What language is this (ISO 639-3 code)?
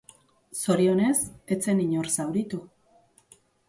eus